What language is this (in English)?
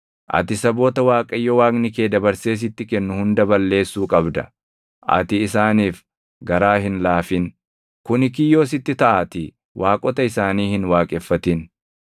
Oromo